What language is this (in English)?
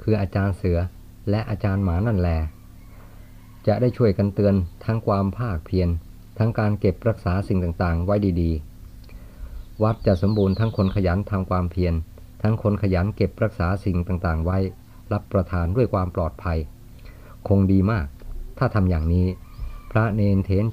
Thai